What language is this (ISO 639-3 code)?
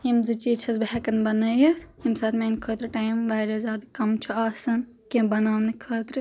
kas